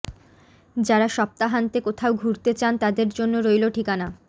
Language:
Bangla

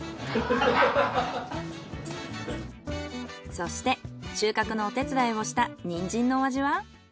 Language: Japanese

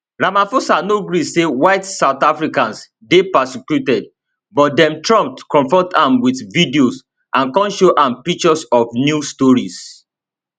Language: Nigerian Pidgin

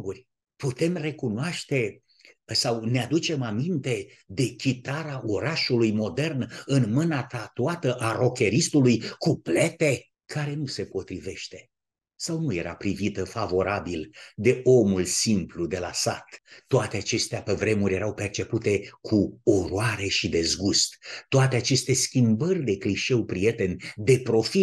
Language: Romanian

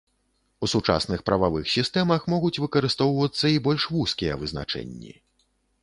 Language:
Belarusian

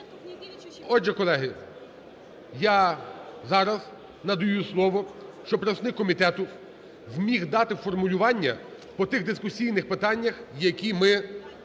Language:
Ukrainian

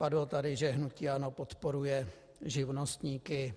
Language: Czech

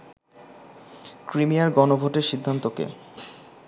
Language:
Bangla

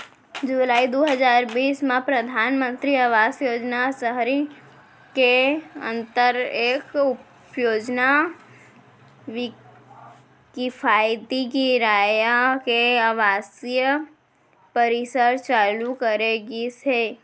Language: Chhattisgarhi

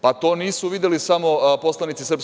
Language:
Serbian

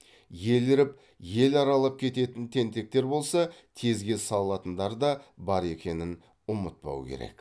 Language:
Kazakh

